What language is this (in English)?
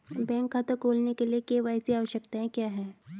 Hindi